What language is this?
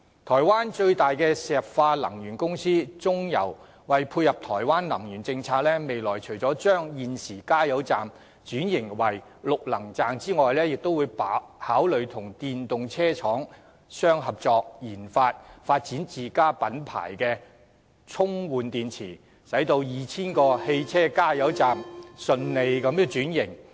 Cantonese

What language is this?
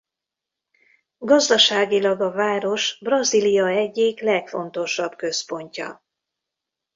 Hungarian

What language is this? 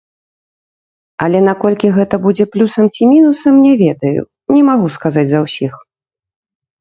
Belarusian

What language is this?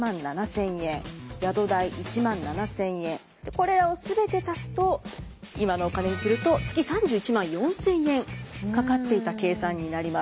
Japanese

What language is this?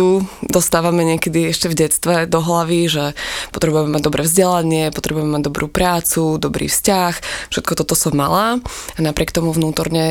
Slovak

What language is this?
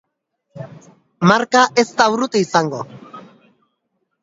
Basque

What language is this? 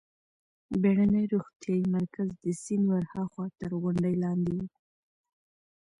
Pashto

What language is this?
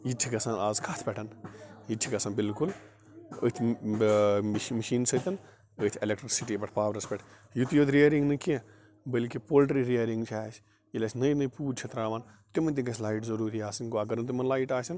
Kashmiri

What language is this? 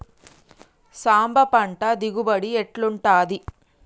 Telugu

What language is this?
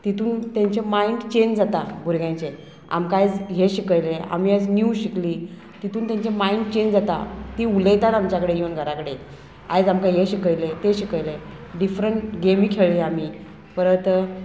Konkani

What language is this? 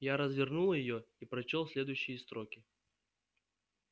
Russian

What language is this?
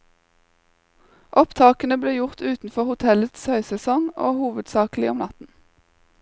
Norwegian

